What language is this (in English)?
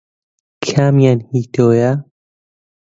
Central Kurdish